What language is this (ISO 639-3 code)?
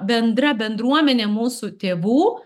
lit